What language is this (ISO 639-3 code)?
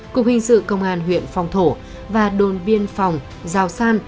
vie